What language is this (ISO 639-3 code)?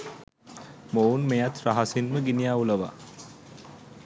sin